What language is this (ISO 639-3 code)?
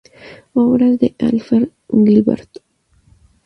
spa